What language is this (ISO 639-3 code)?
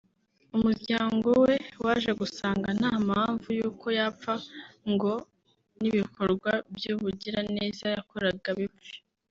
kin